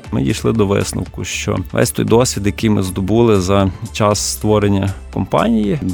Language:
Ukrainian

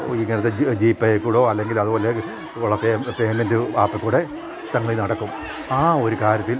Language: Malayalam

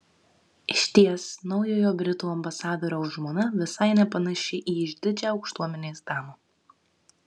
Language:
Lithuanian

